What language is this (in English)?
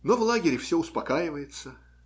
Russian